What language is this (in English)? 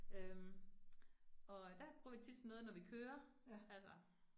Danish